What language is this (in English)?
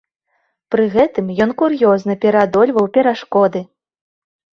Belarusian